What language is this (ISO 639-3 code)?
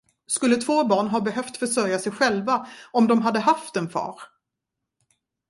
swe